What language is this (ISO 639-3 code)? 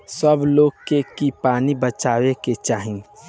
bho